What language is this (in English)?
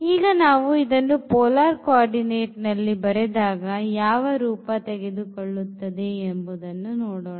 Kannada